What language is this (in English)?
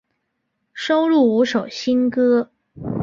Chinese